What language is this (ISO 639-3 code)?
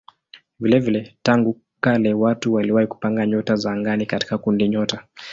swa